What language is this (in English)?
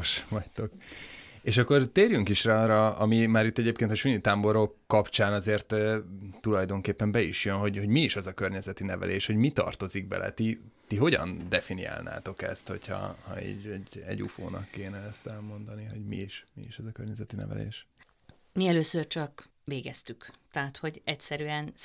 Hungarian